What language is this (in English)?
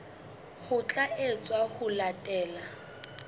Southern Sotho